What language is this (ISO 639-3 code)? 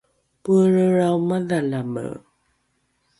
dru